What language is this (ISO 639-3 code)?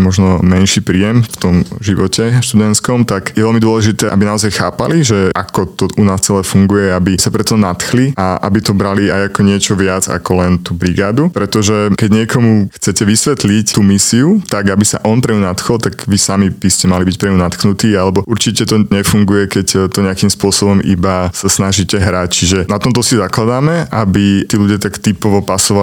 slk